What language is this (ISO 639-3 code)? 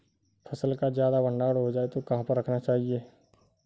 hin